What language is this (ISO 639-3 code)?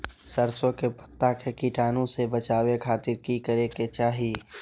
mag